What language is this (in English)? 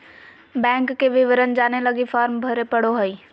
Magahi